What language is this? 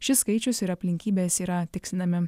Lithuanian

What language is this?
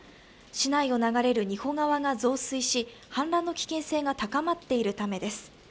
Japanese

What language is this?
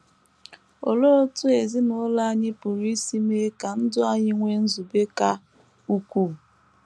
Igbo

